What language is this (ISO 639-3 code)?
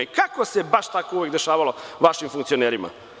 srp